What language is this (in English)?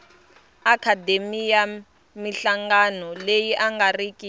Tsonga